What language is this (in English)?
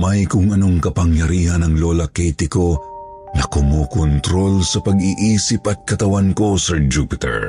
Filipino